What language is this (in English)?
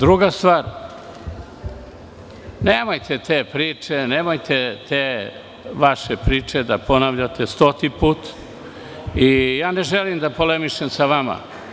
Serbian